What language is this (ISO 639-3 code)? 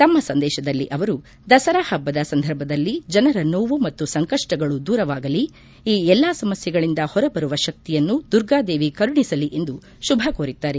kan